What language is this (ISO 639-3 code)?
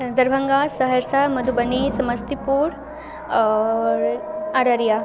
mai